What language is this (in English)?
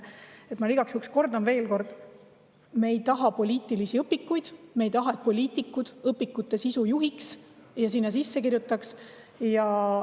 Estonian